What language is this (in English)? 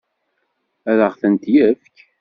Kabyle